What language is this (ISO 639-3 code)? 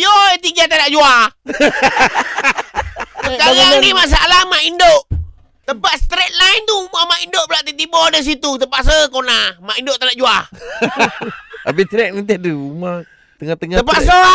msa